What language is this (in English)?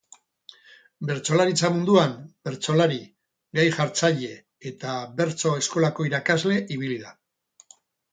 Basque